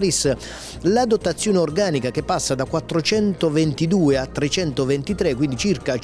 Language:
Italian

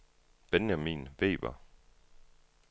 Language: Danish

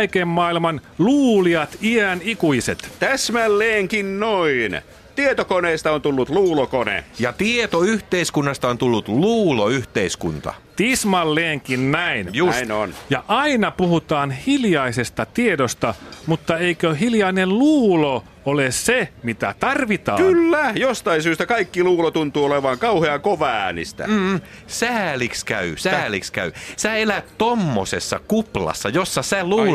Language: Finnish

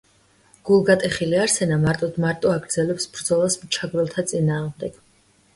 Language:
Georgian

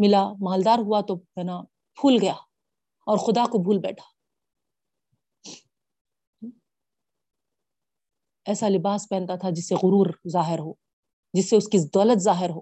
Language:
Urdu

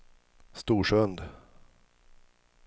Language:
Swedish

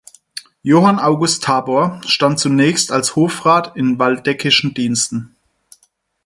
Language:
German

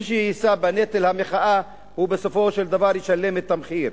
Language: Hebrew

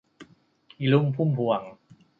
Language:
Thai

